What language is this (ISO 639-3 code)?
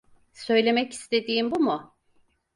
tur